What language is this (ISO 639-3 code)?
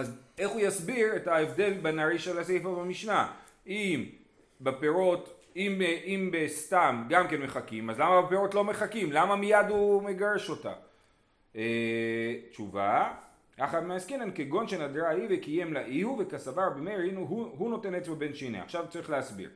heb